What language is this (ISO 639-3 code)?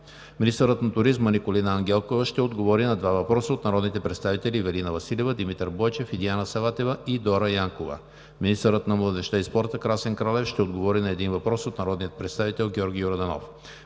bul